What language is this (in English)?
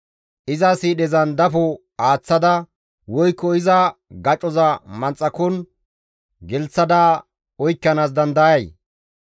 Gamo